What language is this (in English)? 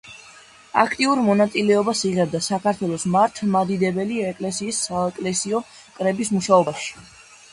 Georgian